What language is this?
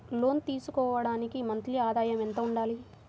Telugu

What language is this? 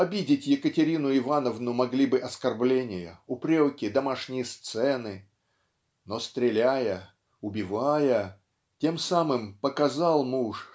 Russian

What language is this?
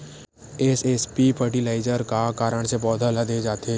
Chhattisgarhi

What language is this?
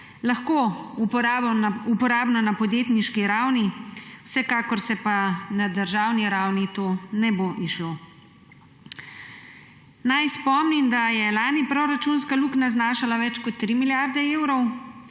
Slovenian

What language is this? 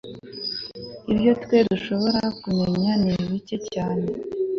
Kinyarwanda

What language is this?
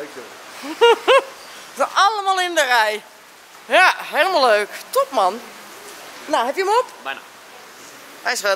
Dutch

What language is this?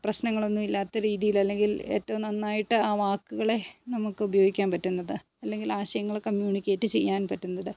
Malayalam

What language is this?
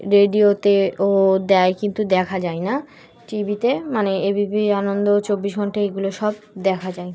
Bangla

